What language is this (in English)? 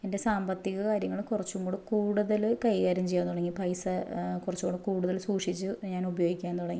Malayalam